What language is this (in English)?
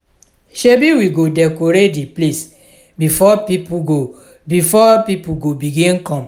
Nigerian Pidgin